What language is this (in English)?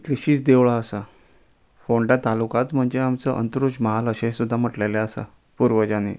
Konkani